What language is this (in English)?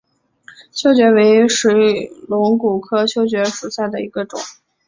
Chinese